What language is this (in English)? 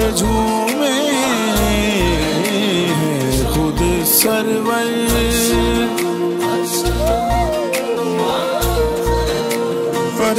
Arabic